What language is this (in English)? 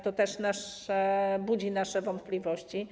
Polish